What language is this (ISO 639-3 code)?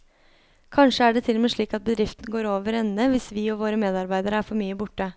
nor